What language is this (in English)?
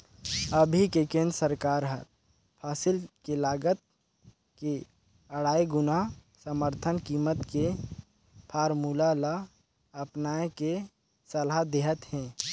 Chhattisgarhi